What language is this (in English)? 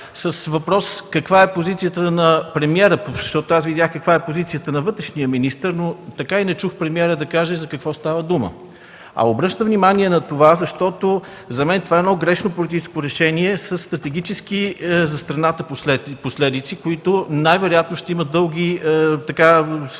Bulgarian